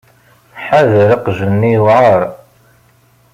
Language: Kabyle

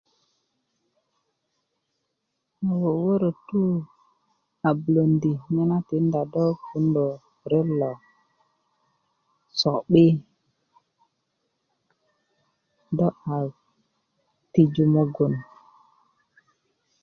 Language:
Kuku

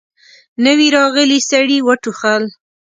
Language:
Pashto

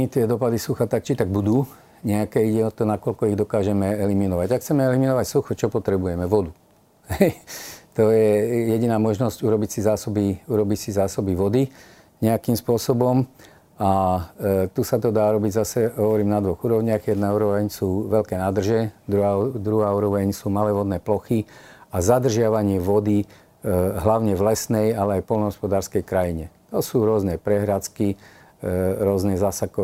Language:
Slovak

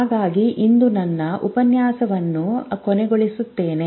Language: Kannada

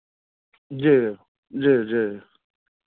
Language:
Maithili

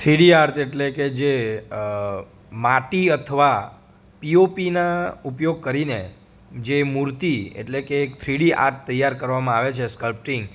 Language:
Gujarati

